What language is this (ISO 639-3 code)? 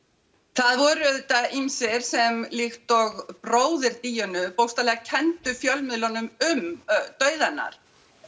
isl